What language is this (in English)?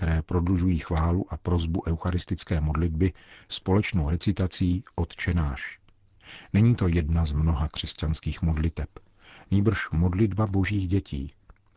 Czech